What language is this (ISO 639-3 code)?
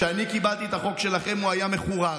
heb